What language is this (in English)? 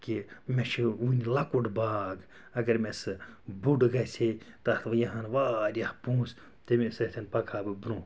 Kashmiri